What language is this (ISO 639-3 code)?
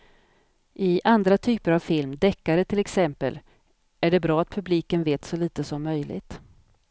swe